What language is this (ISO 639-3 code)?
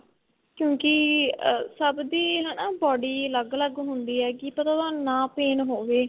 pan